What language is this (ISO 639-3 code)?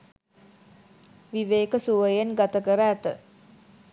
sin